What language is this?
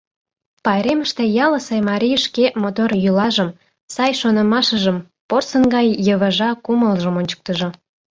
Mari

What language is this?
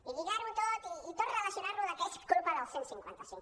Catalan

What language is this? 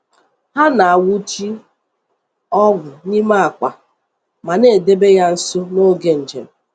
Igbo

